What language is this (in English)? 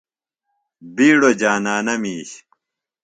Phalura